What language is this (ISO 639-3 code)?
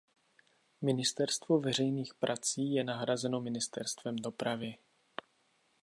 ces